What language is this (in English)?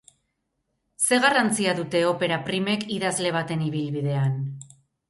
Basque